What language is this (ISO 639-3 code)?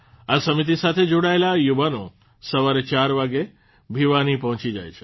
guj